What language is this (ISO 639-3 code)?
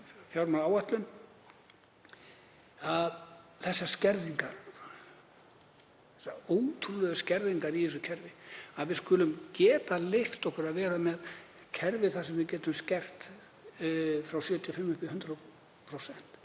isl